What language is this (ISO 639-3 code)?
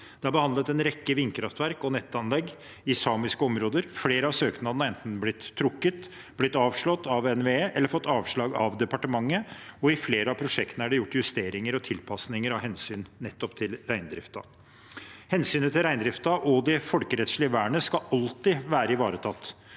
nor